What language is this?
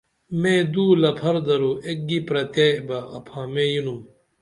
Dameli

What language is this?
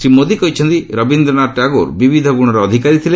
Odia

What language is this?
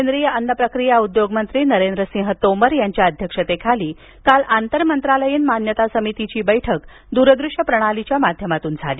Marathi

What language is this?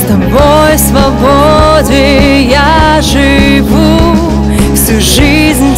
Russian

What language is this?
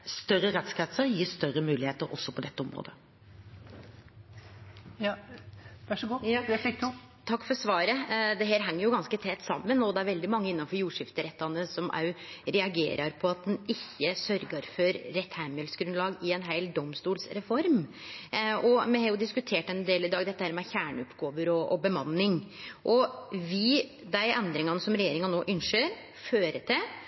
Norwegian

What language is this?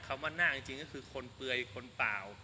Thai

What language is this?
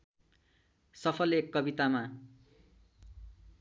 Nepali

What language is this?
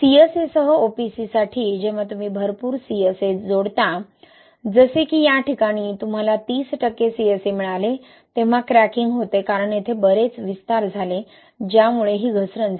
Marathi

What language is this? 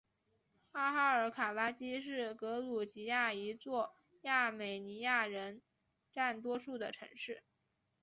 Chinese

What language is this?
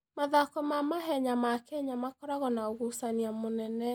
Kikuyu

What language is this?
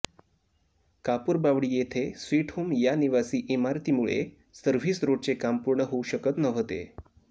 Marathi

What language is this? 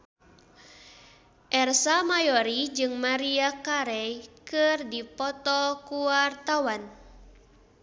Sundanese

